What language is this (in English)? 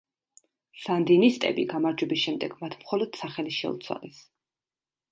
Georgian